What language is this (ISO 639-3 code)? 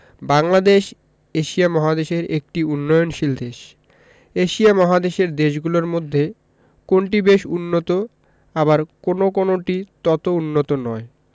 ben